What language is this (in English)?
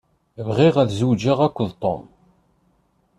Kabyle